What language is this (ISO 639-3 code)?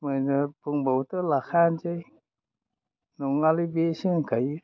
brx